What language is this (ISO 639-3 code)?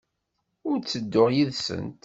kab